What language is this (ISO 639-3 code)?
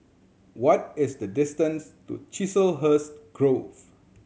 eng